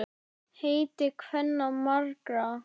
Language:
Icelandic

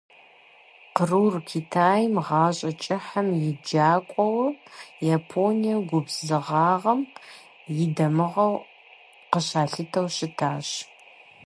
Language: Kabardian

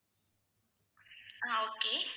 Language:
Tamil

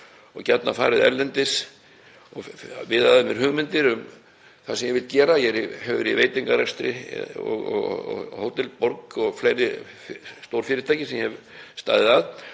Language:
Icelandic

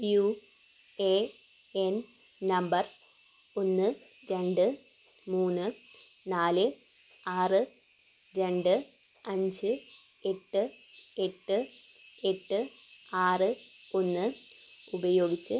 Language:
Malayalam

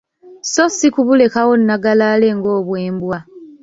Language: Ganda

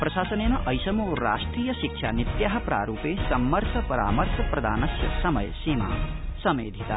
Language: Sanskrit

